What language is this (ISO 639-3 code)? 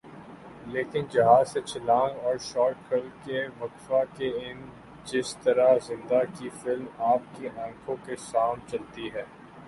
urd